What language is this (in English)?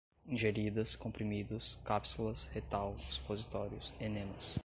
Portuguese